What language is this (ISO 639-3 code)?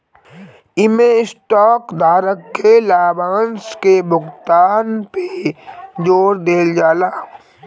bho